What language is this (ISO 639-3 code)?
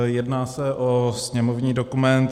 ces